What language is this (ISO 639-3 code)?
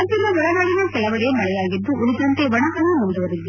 kan